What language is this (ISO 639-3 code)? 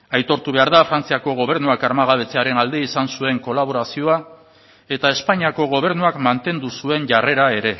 eus